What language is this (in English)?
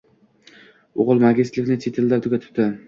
Uzbek